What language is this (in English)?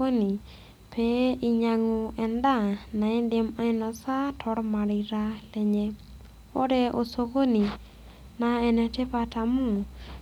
Masai